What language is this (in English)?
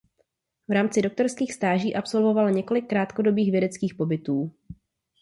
Czech